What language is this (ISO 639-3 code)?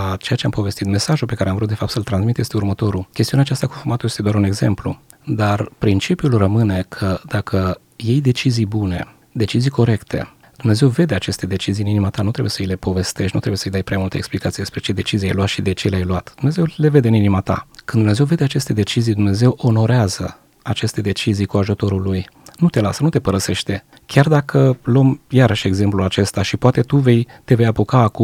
ron